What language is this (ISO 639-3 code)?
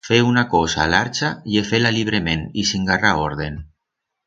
arg